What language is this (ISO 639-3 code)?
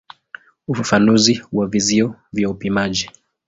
swa